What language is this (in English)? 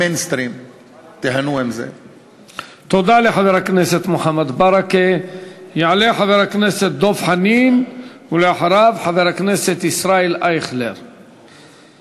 Hebrew